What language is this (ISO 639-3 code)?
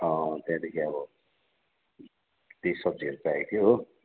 nep